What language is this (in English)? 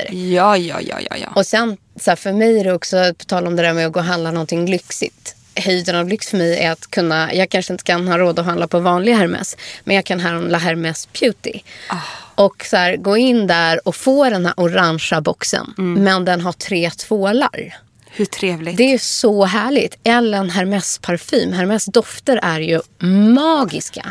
Swedish